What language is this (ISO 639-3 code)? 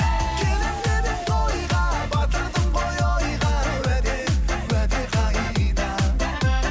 kaz